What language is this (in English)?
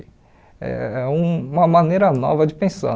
Portuguese